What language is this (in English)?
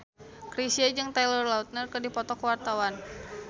Sundanese